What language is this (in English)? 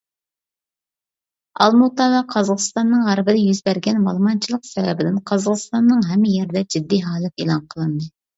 Uyghur